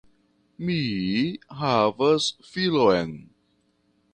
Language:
Esperanto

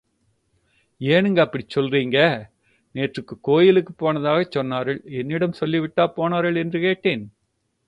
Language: Tamil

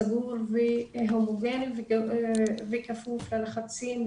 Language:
Hebrew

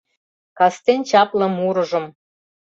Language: Mari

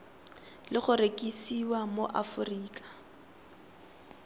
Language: Tswana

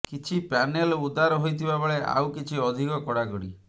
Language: Odia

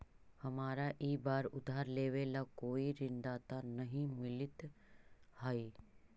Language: Magahi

